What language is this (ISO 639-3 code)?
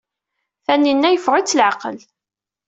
kab